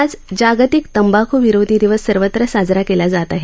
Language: Marathi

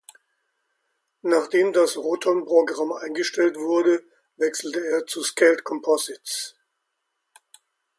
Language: German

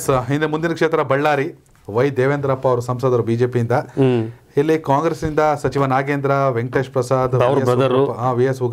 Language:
Kannada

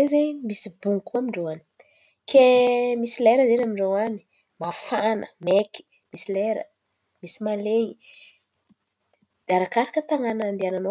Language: Antankarana Malagasy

